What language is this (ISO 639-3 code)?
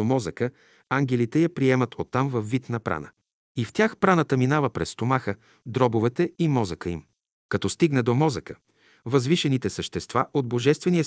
bul